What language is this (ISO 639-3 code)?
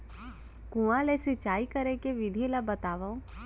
hne